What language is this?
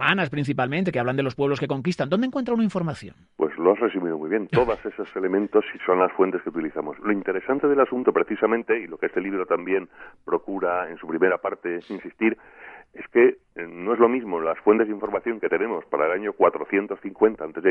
Spanish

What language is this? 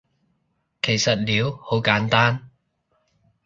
Cantonese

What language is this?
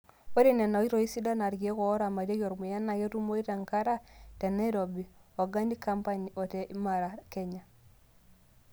Masai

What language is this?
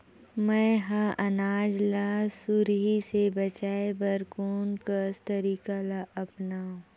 Chhattisgarhi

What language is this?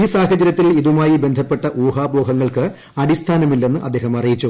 Malayalam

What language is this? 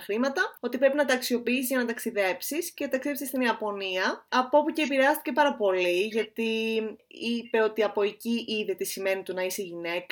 Greek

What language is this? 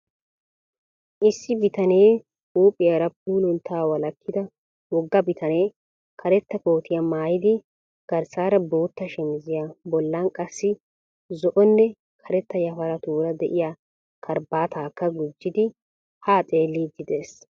Wolaytta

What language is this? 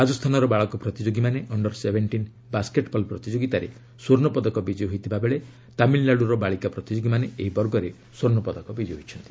Odia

